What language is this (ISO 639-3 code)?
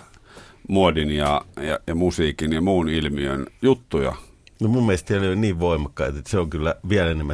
fin